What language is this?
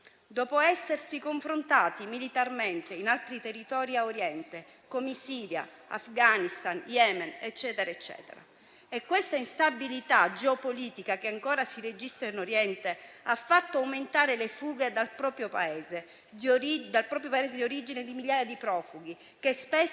Italian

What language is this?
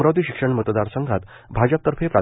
Marathi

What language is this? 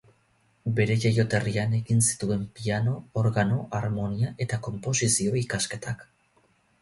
Basque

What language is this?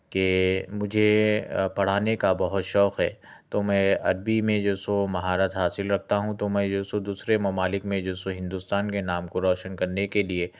Urdu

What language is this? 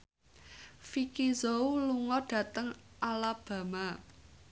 Javanese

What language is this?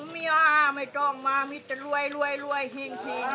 Thai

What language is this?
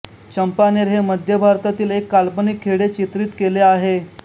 Marathi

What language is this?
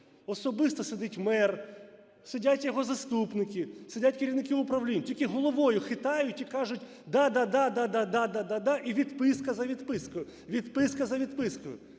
Ukrainian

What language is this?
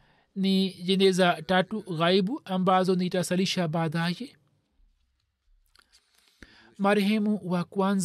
Swahili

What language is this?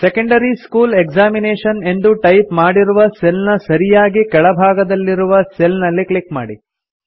Kannada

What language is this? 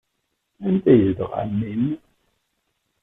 Kabyle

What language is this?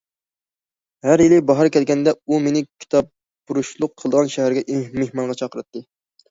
Uyghur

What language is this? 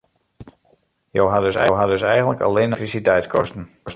Western Frisian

